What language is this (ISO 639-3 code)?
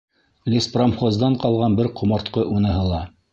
bak